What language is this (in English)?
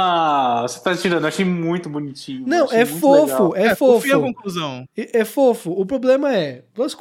Portuguese